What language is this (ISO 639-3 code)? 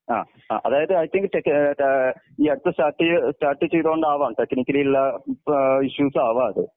mal